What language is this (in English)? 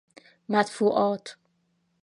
Persian